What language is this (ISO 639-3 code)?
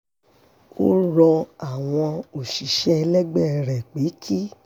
yor